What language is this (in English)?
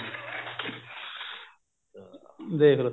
Punjabi